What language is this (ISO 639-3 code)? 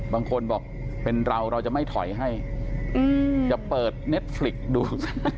tha